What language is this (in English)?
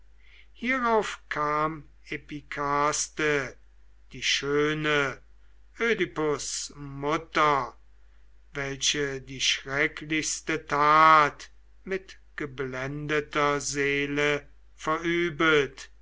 German